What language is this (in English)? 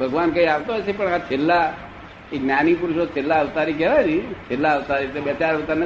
Gujarati